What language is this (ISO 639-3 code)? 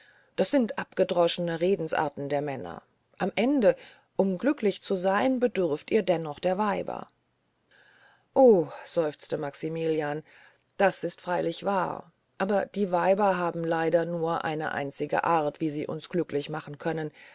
deu